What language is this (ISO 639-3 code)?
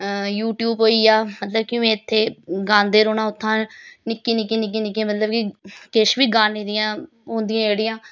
doi